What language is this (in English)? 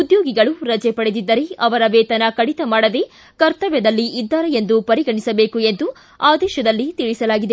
Kannada